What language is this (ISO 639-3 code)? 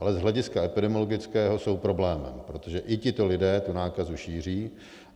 ces